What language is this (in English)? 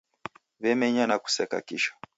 Taita